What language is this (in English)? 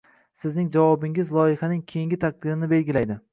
Uzbek